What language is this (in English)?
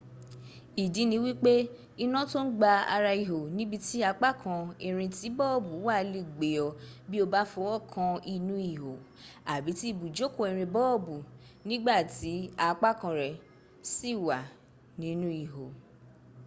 Yoruba